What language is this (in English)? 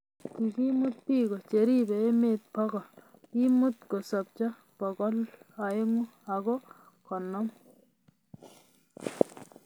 Kalenjin